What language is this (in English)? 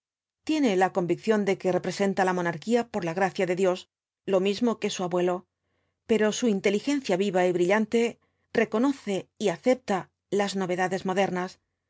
Spanish